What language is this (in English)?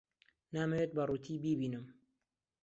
Central Kurdish